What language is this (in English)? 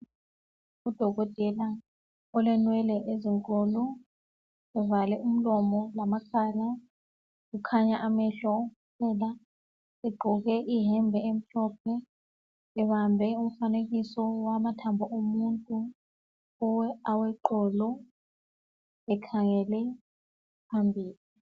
North Ndebele